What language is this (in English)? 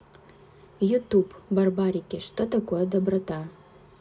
Russian